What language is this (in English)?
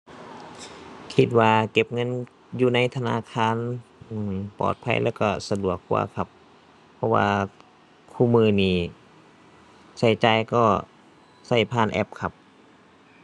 Thai